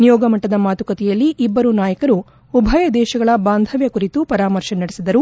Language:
Kannada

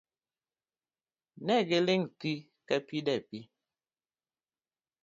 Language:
Luo (Kenya and Tanzania)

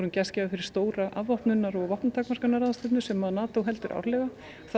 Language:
Icelandic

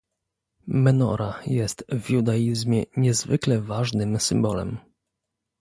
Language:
Polish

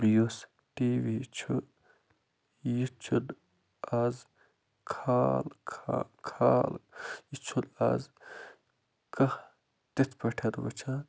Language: Kashmiri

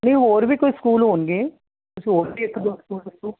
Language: Punjabi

